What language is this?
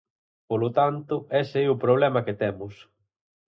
Galician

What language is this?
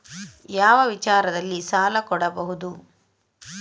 Kannada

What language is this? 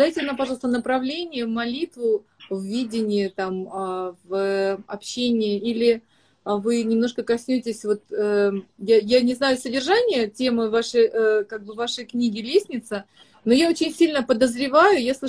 Russian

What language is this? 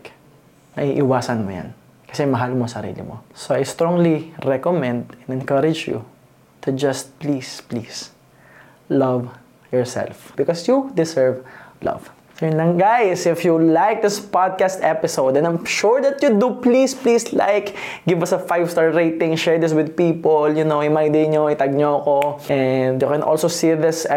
Filipino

